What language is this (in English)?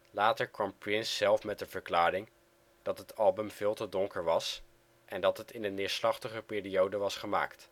Dutch